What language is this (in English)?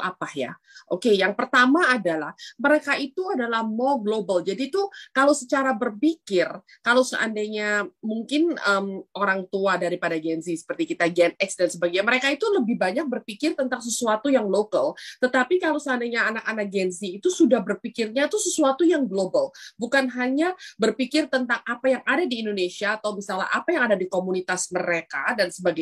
Indonesian